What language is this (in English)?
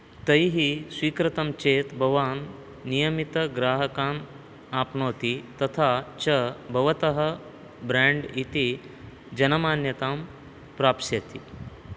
Sanskrit